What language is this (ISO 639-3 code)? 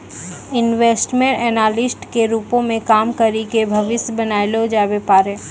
mai